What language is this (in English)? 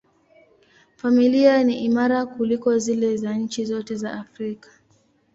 Swahili